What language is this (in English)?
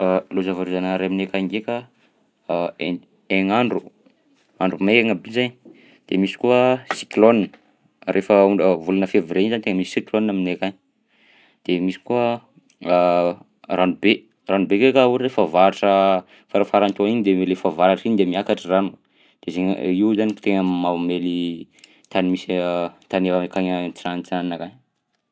Southern Betsimisaraka Malagasy